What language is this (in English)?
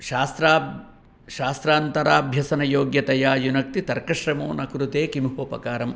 Sanskrit